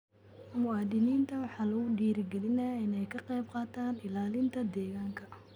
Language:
Somali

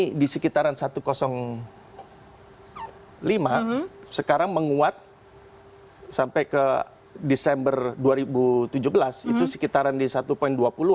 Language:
Indonesian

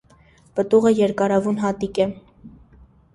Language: Armenian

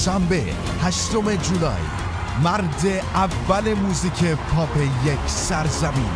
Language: Persian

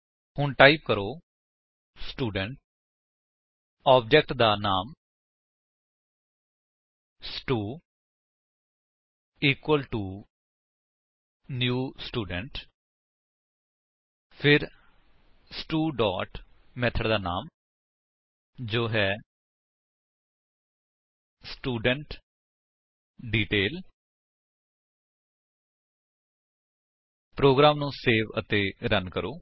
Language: Punjabi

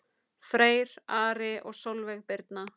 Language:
Icelandic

